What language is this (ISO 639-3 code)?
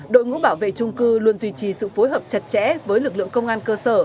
vie